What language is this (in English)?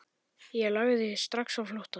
Icelandic